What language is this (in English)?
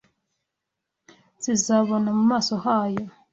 Kinyarwanda